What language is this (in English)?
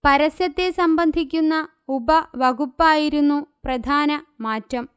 Malayalam